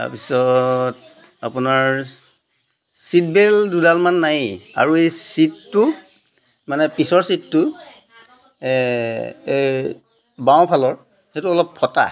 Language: Assamese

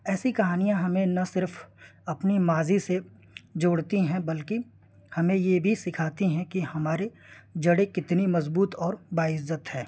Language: Urdu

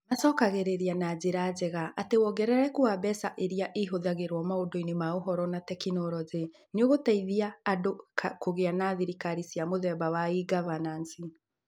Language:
Kikuyu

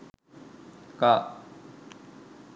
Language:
Sinhala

